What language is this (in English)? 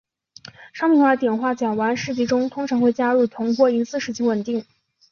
Chinese